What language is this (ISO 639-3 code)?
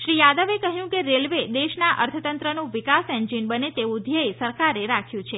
guj